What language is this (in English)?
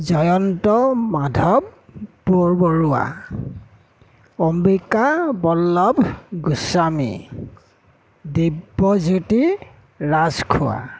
Assamese